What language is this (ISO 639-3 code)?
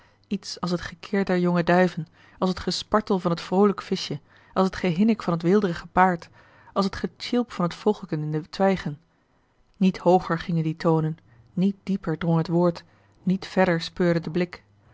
nld